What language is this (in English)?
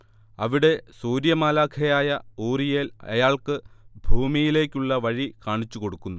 Malayalam